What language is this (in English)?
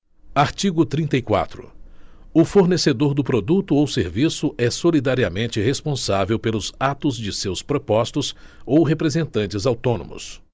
Portuguese